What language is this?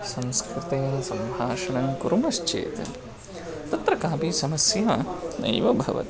Sanskrit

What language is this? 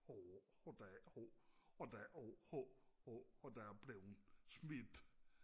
Danish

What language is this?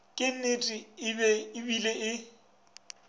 Northern Sotho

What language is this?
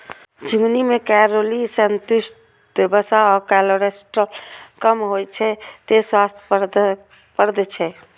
Maithili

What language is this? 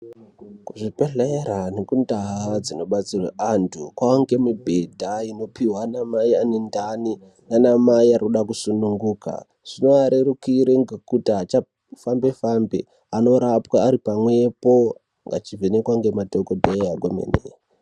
Ndau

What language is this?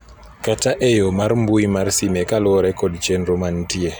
Luo (Kenya and Tanzania)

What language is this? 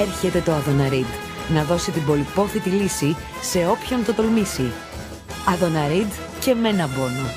Greek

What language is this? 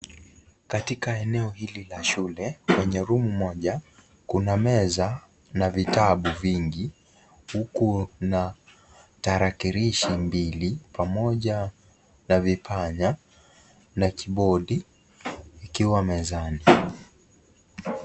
Swahili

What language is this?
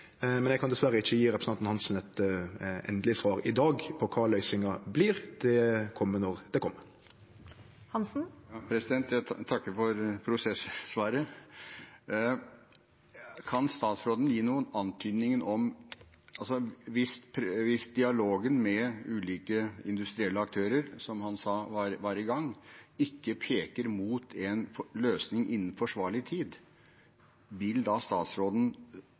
Norwegian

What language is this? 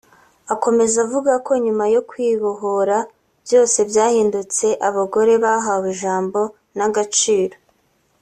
Kinyarwanda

